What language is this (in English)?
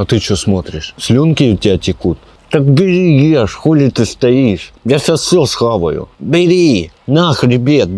Russian